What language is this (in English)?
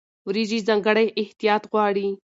Pashto